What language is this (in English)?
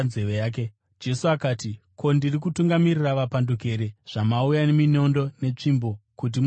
Shona